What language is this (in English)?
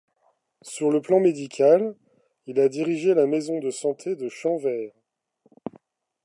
French